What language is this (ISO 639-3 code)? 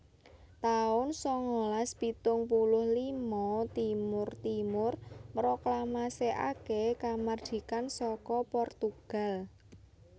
jav